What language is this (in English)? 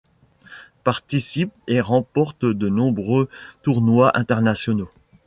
French